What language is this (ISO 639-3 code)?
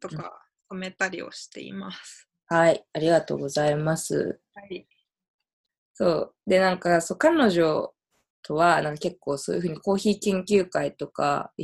jpn